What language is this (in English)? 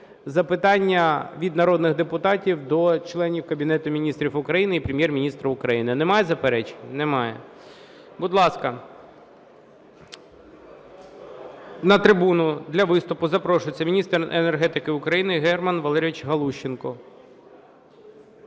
Ukrainian